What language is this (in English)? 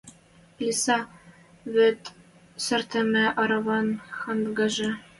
Western Mari